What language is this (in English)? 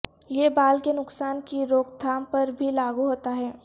Urdu